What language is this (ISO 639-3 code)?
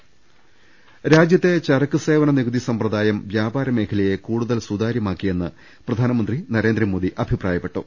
mal